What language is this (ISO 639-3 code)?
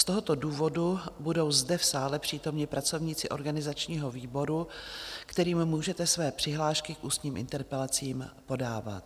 ces